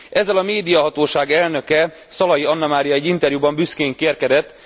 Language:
Hungarian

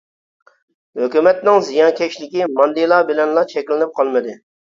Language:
Uyghur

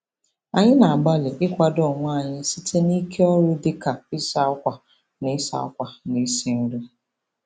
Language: Igbo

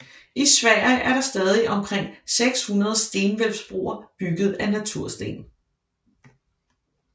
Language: Danish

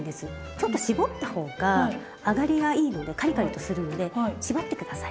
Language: Japanese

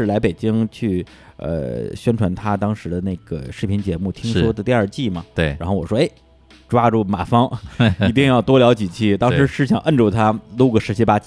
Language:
Chinese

